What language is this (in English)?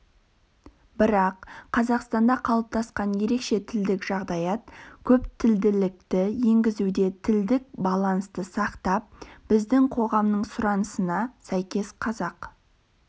Kazakh